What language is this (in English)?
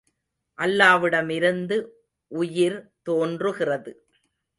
Tamil